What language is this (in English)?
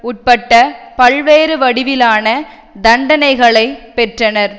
Tamil